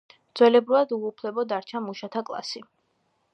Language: Georgian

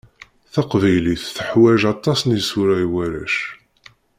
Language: Kabyle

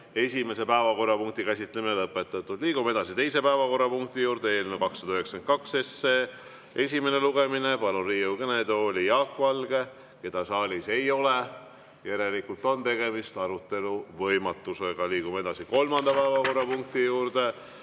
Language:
Estonian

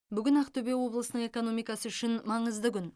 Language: Kazakh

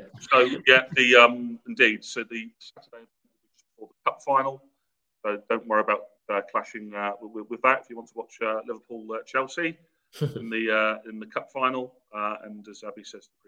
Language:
English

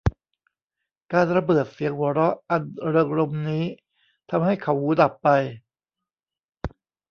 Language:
Thai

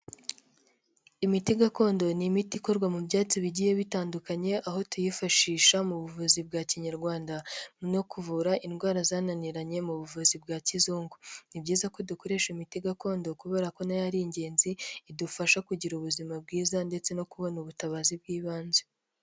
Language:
Kinyarwanda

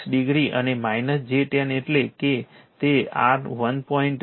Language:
Gujarati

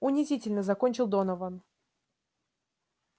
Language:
Russian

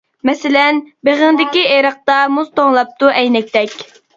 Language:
Uyghur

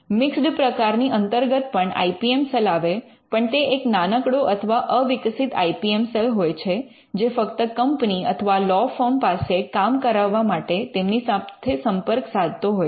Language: Gujarati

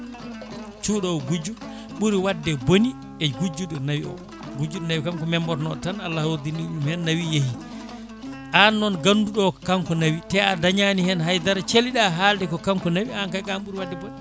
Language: Fula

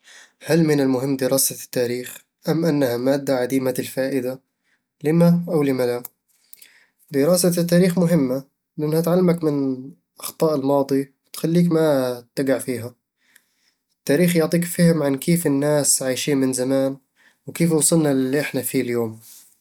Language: Eastern Egyptian Bedawi Arabic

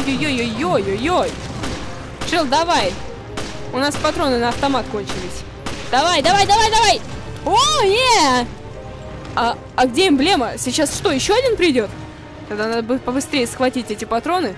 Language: Russian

